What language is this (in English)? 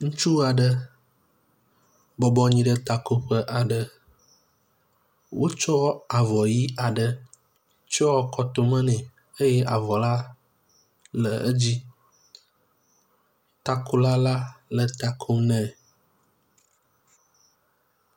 Ewe